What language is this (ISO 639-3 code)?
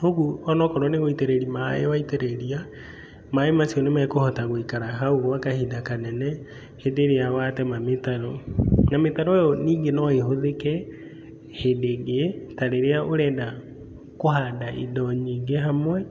kik